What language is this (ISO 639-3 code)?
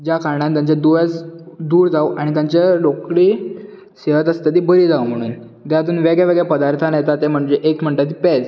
kok